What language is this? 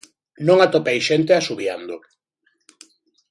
Galician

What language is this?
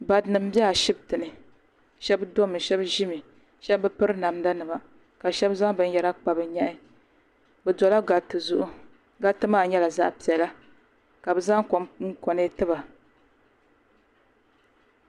Dagbani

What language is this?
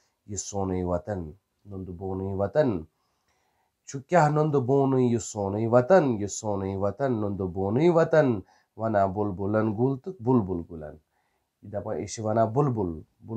Romanian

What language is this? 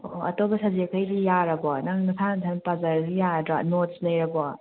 Manipuri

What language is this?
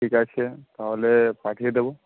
Bangla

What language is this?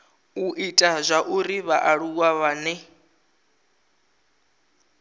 Venda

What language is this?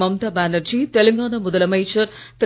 Tamil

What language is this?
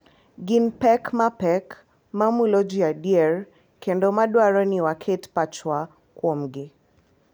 Luo (Kenya and Tanzania)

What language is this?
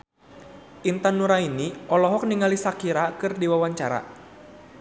Sundanese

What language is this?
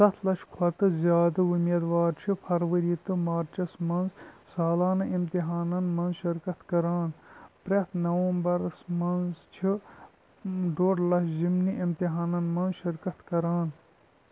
Kashmiri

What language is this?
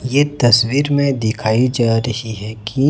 Hindi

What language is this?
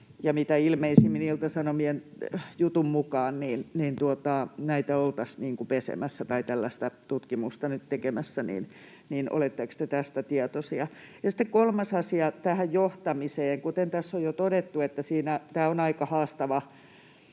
Finnish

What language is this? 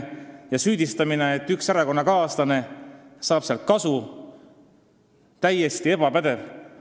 Estonian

